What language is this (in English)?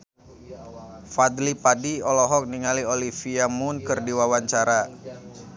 Sundanese